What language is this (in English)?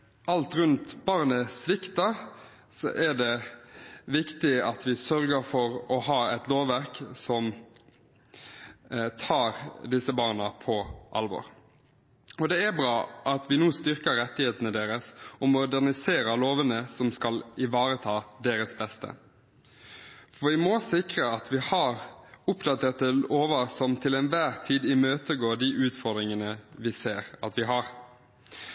Norwegian Bokmål